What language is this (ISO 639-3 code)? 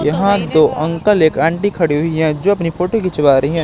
hin